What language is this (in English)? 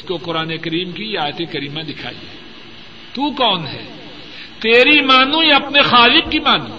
Urdu